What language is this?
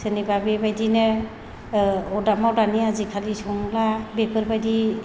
Bodo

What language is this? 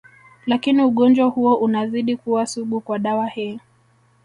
Swahili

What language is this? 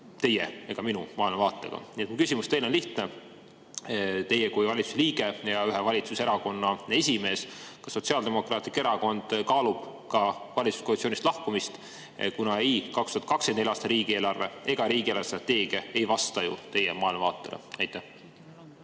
Estonian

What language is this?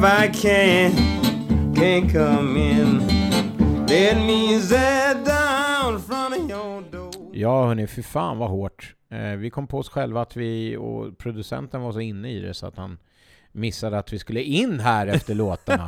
Swedish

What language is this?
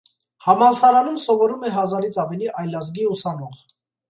Armenian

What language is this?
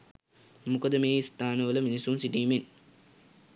Sinhala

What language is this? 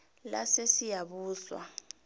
South Ndebele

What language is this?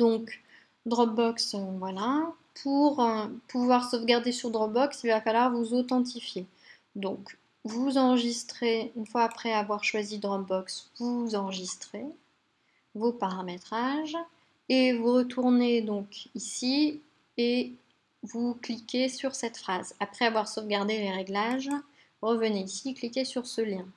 French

